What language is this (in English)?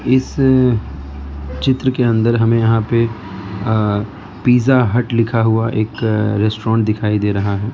Hindi